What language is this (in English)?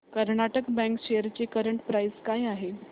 Marathi